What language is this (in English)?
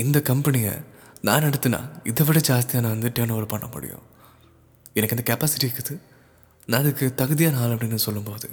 Tamil